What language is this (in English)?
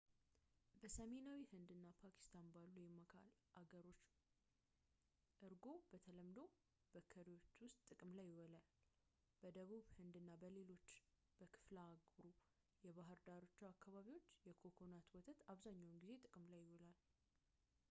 Amharic